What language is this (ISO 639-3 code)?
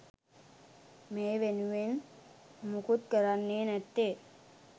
sin